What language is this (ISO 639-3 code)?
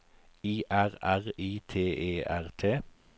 nor